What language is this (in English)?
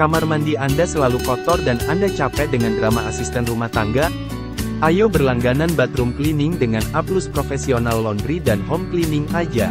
Indonesian